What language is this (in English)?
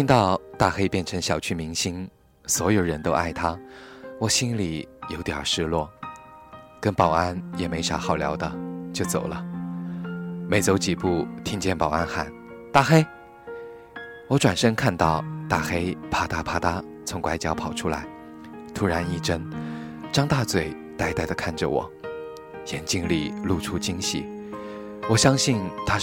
Chinese